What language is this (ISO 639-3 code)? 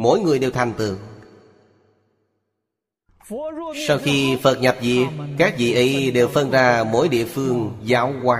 vie